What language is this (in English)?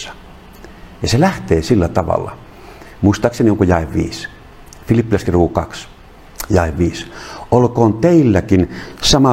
Finnish